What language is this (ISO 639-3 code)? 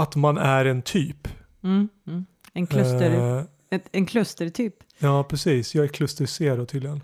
swe